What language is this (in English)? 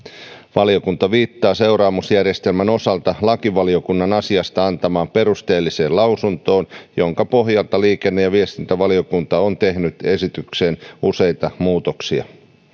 Finnish